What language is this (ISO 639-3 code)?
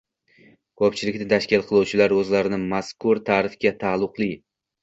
uzb